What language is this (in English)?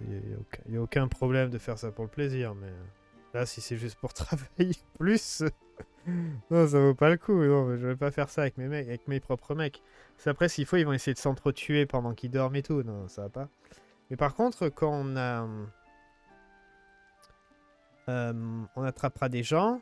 French